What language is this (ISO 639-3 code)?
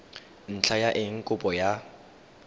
tsn